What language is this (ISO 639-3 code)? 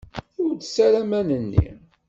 kab